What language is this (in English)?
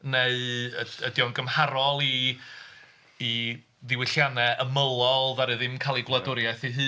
Welsh